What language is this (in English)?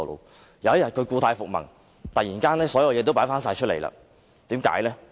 Cantonese